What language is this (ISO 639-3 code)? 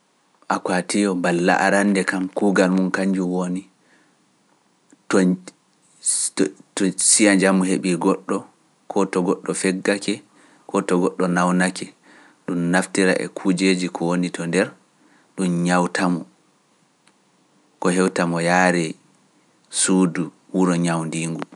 fuf